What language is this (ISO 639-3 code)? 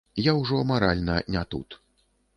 bel